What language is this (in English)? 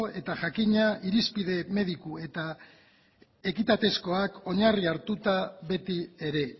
Basque